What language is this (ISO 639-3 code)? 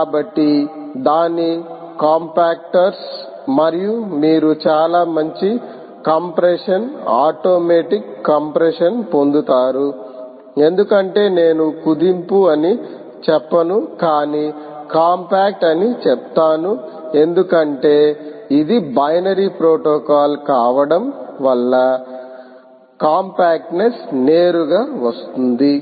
tel